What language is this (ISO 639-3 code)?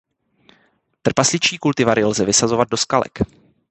ces